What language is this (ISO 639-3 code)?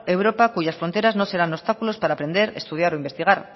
spa